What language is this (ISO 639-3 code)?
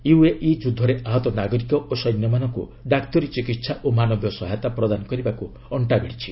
ori